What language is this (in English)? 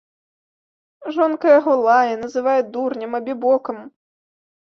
Belarusian